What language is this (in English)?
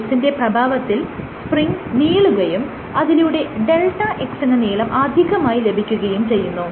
Malayalam